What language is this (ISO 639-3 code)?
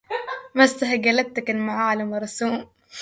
ara